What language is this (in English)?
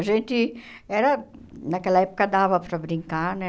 Portuguese